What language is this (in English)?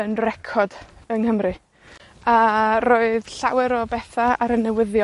Welsh